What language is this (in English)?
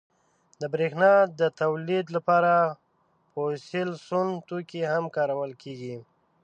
Pashto